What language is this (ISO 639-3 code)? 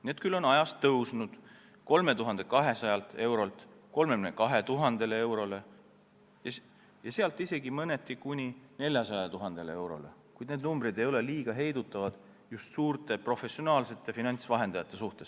est